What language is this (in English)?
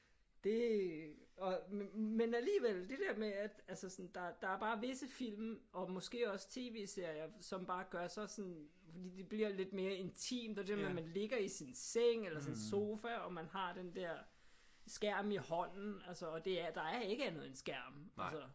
Danish